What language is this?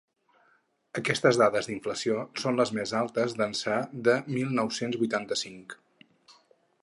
Catalan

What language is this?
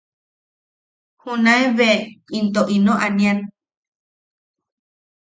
Yaqui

